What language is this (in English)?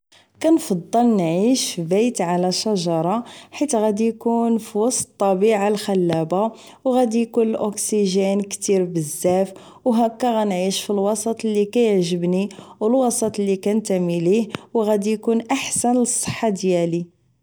Moroccan Arabic